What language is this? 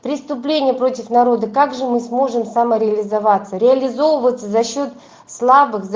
Russian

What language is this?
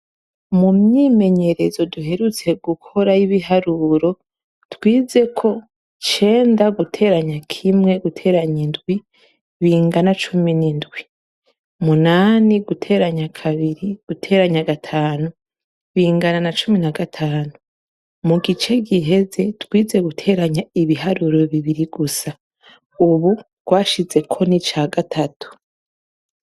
Rundi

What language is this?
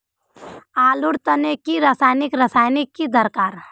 Magahi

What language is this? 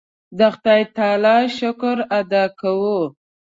Pashto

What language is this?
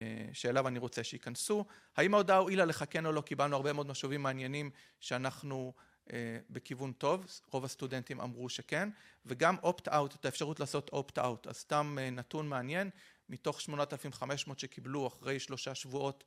Hebrew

